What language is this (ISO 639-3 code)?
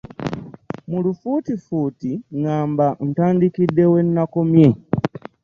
lug